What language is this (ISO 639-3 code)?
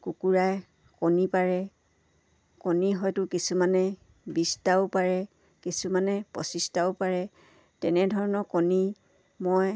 asm